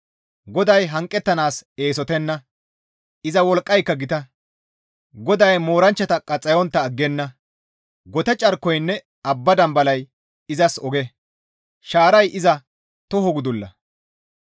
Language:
Gamo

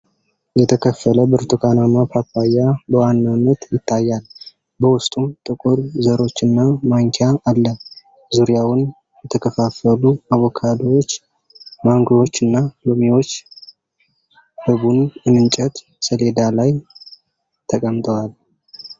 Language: Amharic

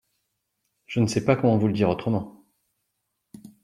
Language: French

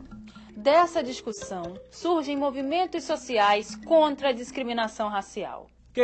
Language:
Portuguese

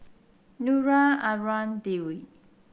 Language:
English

